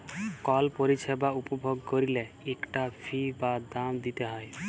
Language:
Bangla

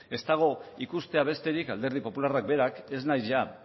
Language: Basque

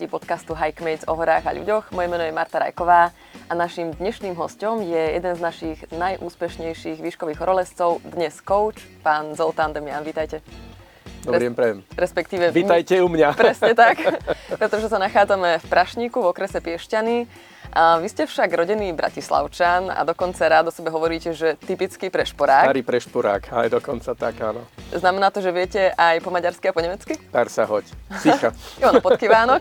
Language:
Slovak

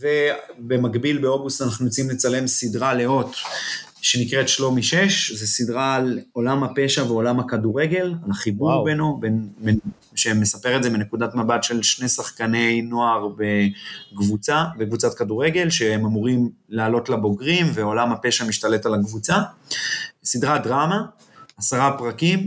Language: Hebrew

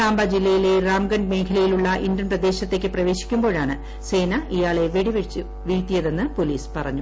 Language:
Malayalam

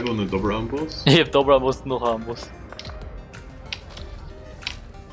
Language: German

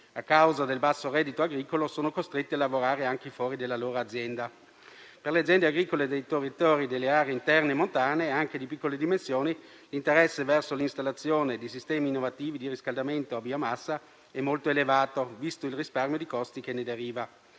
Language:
Italian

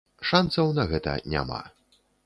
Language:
Belarusian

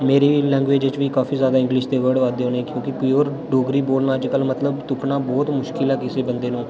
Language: Dogri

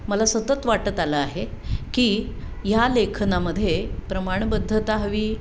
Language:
Marathi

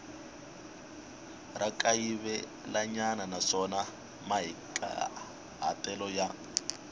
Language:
Tsonga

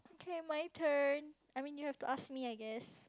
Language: English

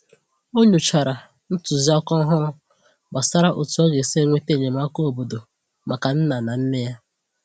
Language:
Igbo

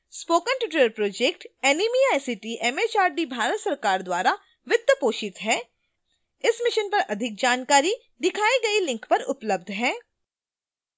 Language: Hindi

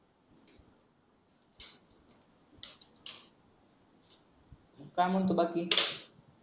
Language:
Marathi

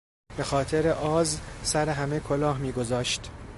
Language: Persian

